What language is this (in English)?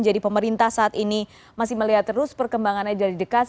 Indonesian